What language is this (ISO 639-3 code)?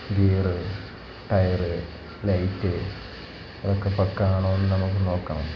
mal